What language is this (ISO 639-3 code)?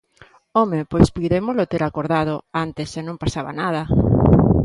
glg